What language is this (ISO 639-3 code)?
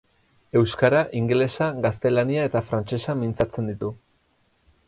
eus